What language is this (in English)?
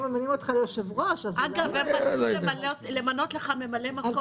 Hebrew